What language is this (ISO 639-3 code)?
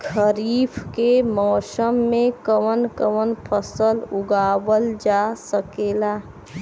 bho